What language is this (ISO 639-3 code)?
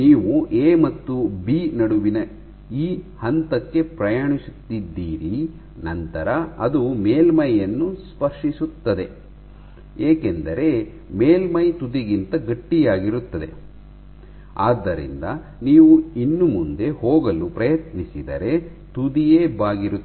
kan